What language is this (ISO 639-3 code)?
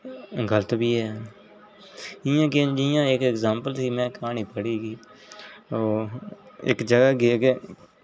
doi